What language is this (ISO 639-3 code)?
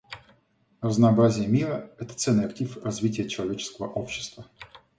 rus